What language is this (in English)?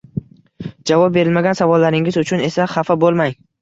Uzbek